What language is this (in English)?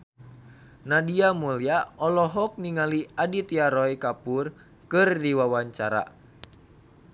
Sundanese